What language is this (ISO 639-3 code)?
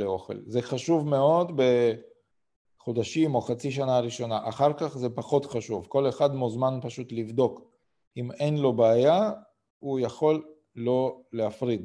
heb